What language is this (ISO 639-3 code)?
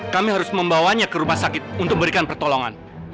ind